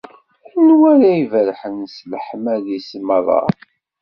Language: Kabyle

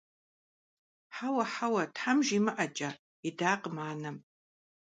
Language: Kabardian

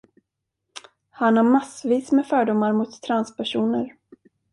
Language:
Swedish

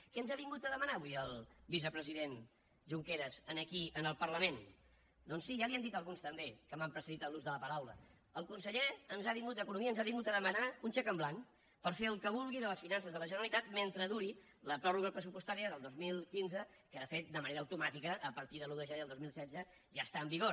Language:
Catalan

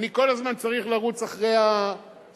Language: Hebrew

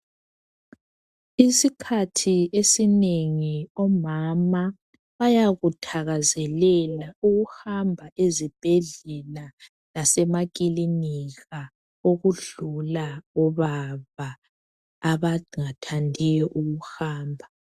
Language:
North Ndebele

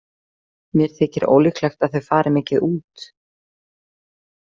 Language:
Icelandic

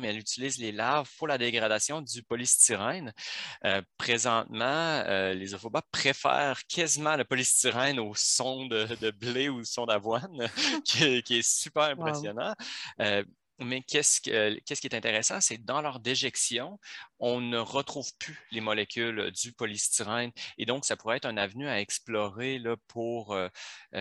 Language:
French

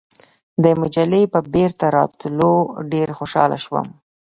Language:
Pashto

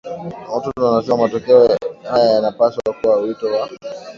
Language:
Swahili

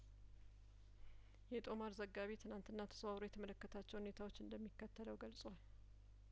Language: Amharic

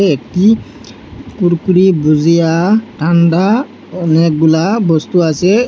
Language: Bangla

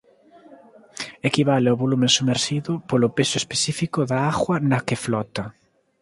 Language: Galician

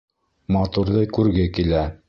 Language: Bashkir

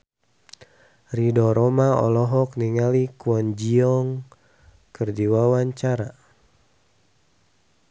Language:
Sundanese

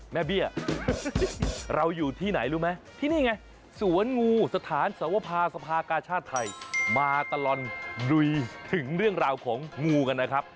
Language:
Thai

